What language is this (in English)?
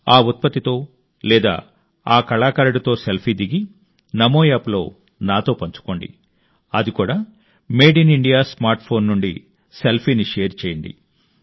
Telugu